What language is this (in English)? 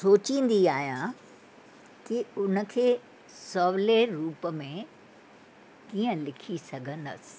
Sindhi